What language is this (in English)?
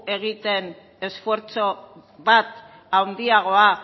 Basque